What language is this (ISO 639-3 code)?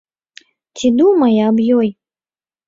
bel